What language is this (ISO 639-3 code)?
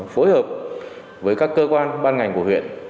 vie